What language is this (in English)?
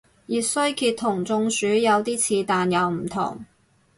Cantonese